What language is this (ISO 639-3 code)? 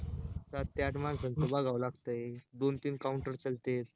mar